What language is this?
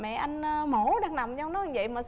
Vietnamese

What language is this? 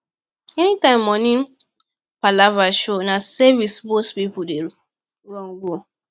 Nigerian Pidgin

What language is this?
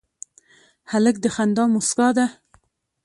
Pashto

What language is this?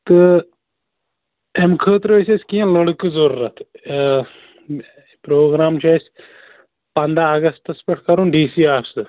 Kashmiri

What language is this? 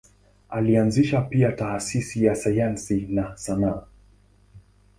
Swahili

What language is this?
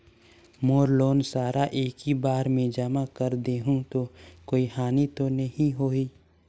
Chhattisgarhi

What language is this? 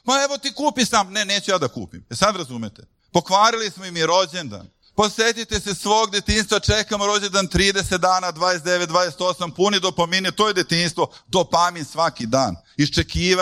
Croatian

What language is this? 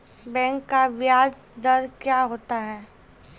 Maithili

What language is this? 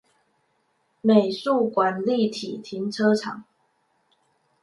Chinese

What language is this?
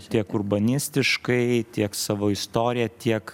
Lithuanian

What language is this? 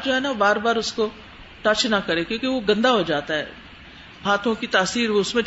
Urdu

